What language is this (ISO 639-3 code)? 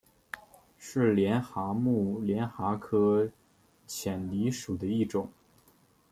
zho